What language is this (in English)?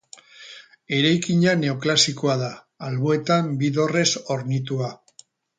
Basque